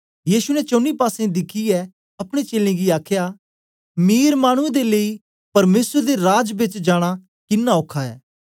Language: Dogri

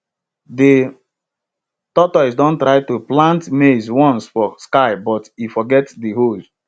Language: Nigerian Pidgin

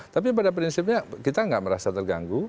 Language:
Indonesian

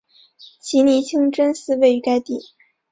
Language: Chinese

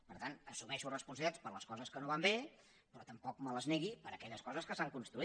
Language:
Catalan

